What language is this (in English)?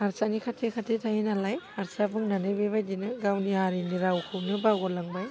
Bodo